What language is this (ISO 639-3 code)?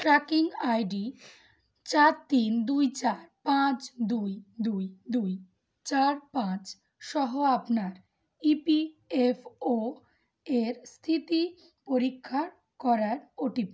ben